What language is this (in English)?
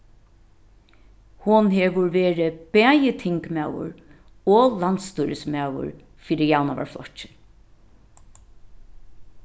Faroese